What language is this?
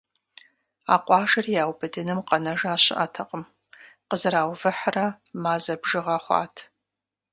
Kabardian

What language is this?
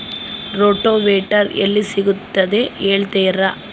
Kannada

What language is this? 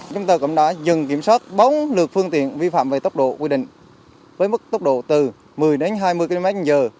Vietnamese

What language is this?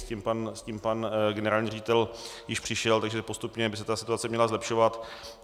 Czech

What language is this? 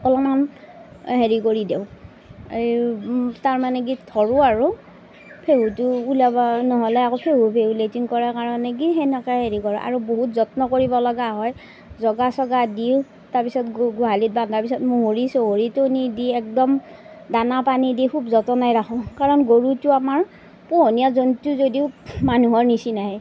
Assamese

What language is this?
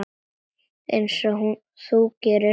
Icelandic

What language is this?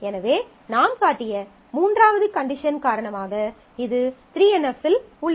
Tamil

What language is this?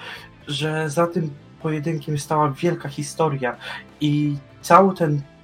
Polish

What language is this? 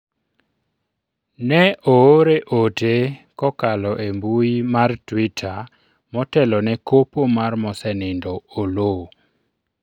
Luo (Kenya and Tanzania)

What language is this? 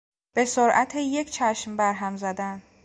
Persian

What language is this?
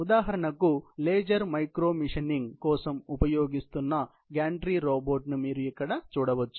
Telugu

